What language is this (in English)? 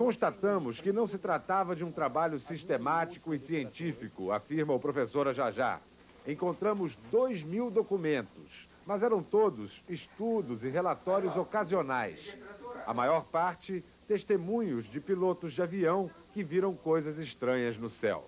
Portuguese